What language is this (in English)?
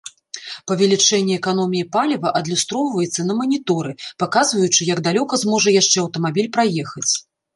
Belarusian